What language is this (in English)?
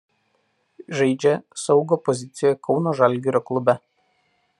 Lithuanian